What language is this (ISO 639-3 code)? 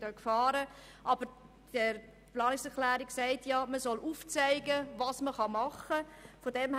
gsw